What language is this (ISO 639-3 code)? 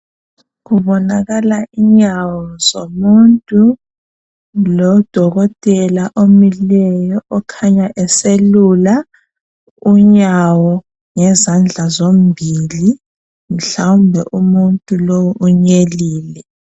nde